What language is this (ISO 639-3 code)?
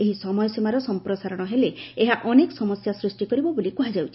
ori